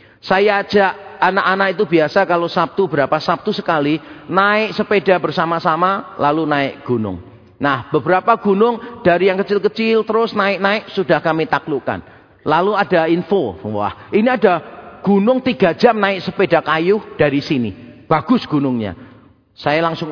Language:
Indonesian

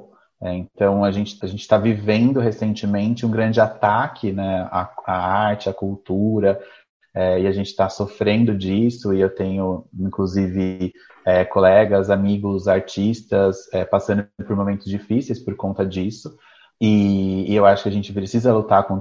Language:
Portuguese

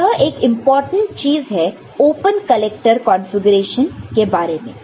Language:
Hindi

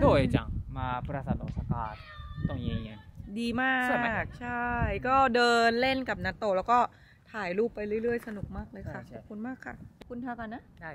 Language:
Thai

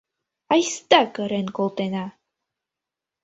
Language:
Mari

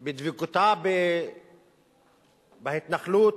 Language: Hebrew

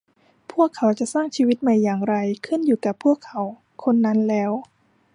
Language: Thai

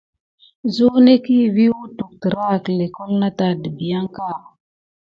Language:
Gidar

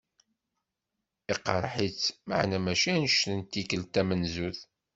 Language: Kabyle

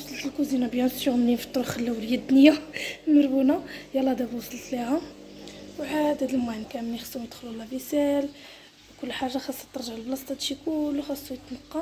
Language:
Arabic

